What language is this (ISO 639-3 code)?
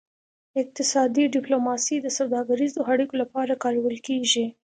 pus